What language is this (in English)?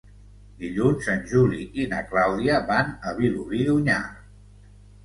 Catalan